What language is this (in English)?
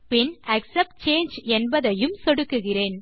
Tamil